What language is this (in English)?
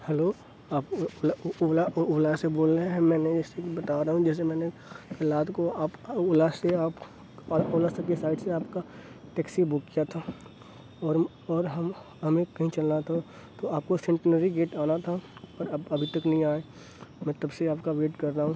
Urdu